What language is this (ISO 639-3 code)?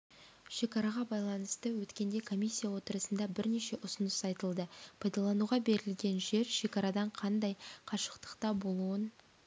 kaz